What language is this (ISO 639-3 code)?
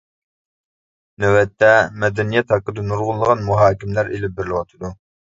uig